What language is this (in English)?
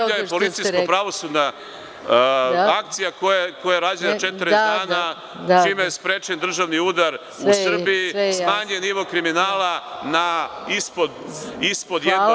Serbian